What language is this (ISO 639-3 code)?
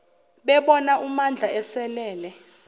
zul